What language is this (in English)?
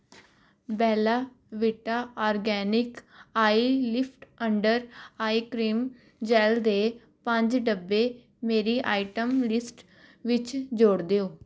Punjabi